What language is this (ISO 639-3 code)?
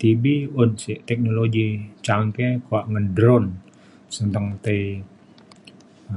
xkl